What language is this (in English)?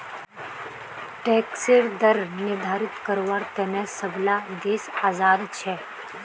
Magahi